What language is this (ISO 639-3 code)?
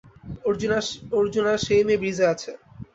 ben